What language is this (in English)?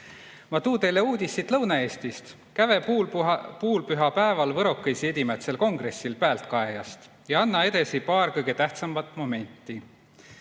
Estonian